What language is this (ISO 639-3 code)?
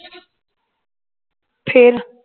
pan